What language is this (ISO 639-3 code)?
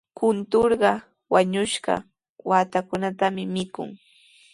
qws